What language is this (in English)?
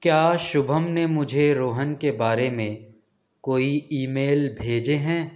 Urdu